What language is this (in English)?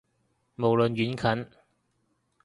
Cantonese